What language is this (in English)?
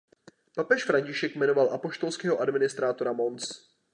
Czech